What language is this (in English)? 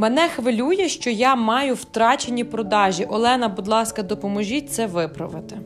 Ukrainian